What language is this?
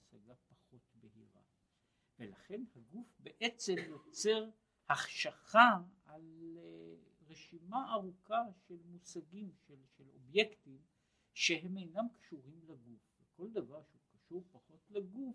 Hebrew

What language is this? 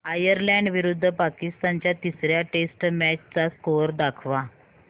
Marathi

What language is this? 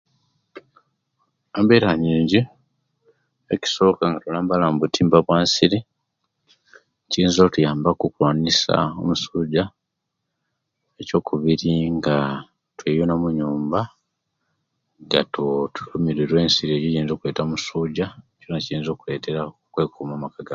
Kenyi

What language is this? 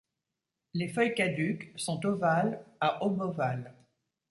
French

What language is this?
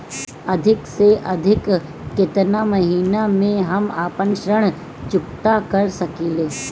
Bhojpuri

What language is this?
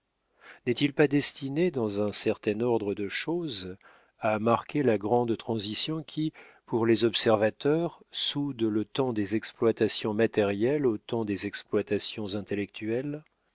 French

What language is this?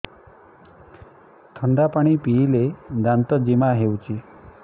Odia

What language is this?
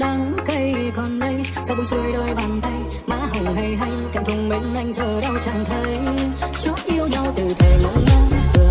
English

